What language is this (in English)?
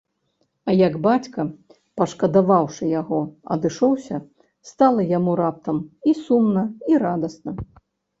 Belarusian